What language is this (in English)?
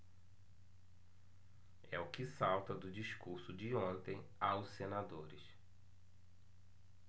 Portuguese